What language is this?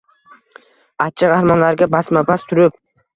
Uzbek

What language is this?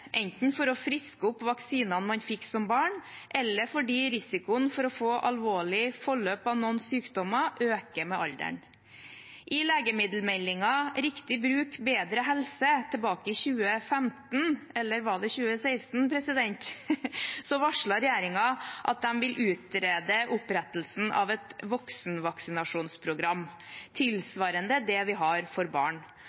Norwegian Bokmål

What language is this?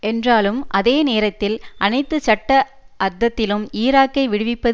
Tamil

